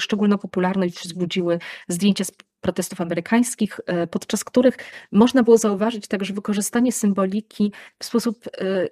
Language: Polish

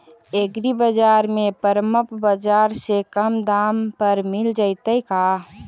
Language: Magahi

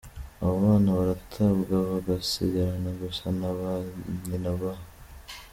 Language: Kinyarwanda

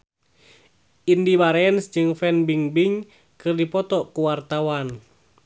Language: Sundanese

